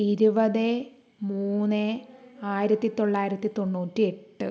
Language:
Malayalam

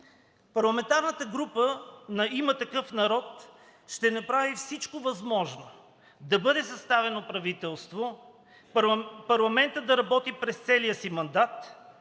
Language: Bulgarian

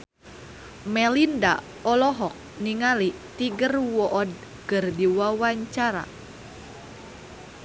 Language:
Sundanese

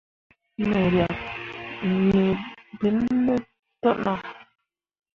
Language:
Mundang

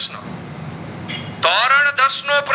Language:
Gujarati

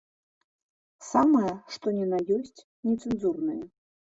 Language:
Belarusian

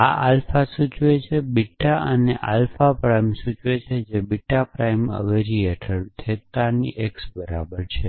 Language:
Gujarati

